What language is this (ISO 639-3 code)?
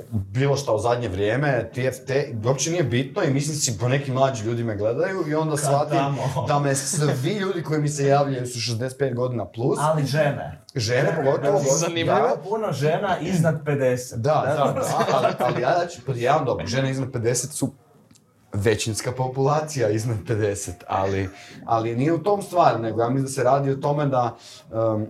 hrv